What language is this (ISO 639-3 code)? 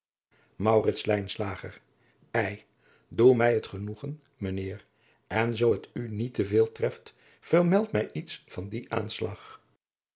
nld